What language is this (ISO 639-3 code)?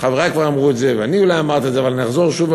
heb